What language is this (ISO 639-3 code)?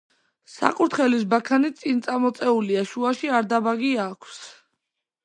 kat